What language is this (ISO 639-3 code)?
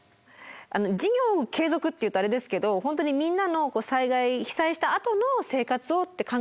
jpn